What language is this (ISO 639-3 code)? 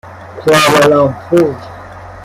fas